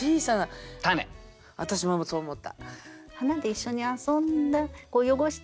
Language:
Japanese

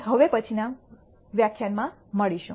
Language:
Gujarati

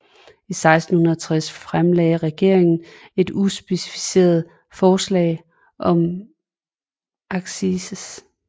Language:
Danish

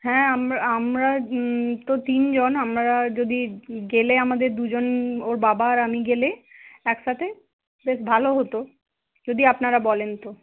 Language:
Bangla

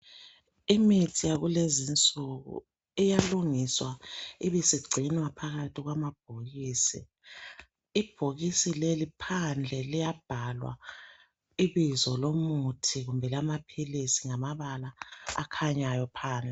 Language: North Ndebele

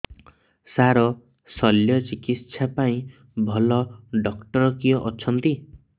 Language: Odia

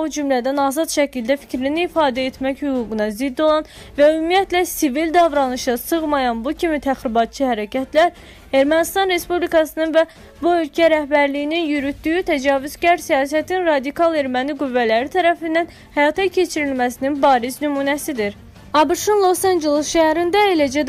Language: Turkish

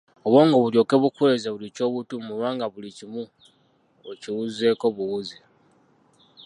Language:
Ganda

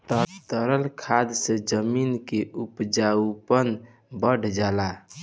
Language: Bhojpuri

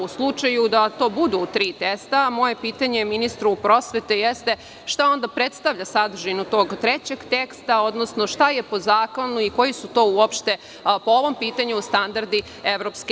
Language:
Serbian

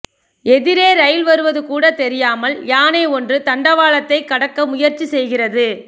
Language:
Tamil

